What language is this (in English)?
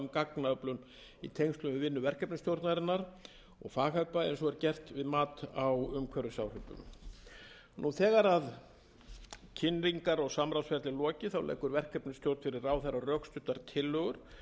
Icelandic